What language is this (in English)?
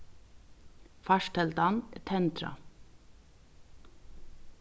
Faroese